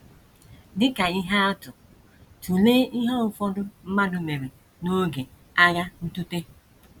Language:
Igbo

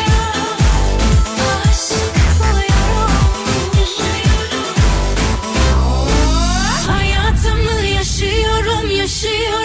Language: Turkish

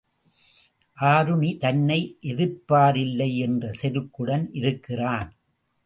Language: Tamil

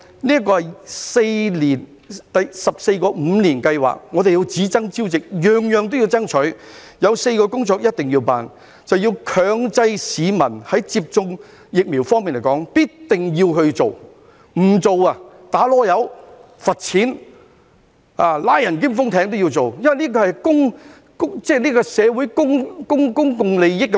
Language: Cantonese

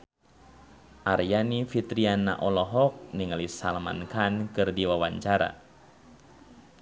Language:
Sundanese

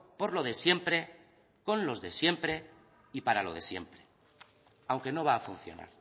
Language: Spanish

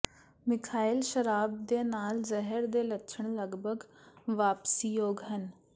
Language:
Punjabi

